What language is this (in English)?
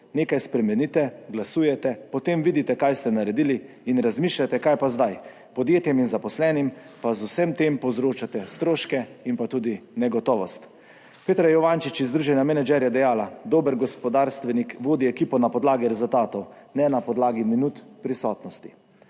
Slovenian